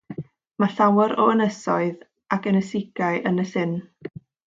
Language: Welsh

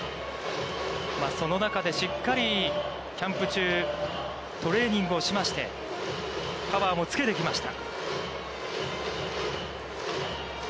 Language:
Japanese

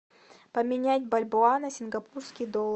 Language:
Russian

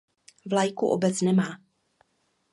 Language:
Czech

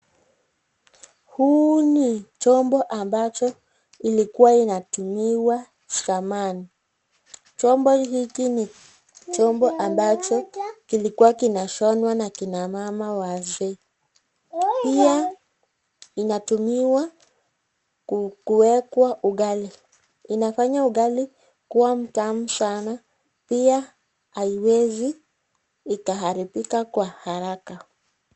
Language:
Swahili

